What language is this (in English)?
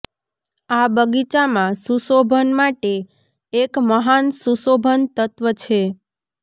Gujarati